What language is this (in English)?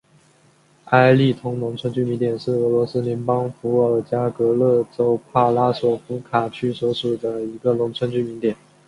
Chinese